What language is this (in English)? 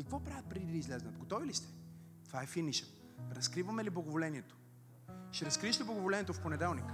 Bulgarian